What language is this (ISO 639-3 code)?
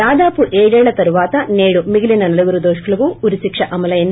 tel